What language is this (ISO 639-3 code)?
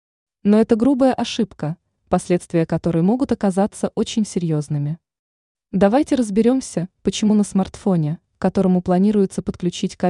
rus